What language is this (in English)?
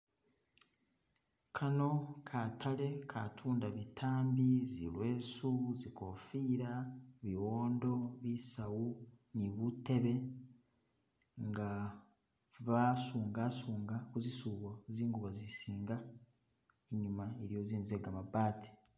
Masaaba